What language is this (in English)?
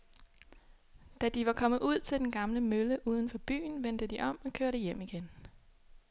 Danish